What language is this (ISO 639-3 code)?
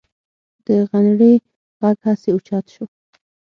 pus